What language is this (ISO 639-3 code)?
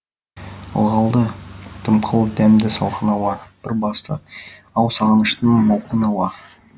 kaz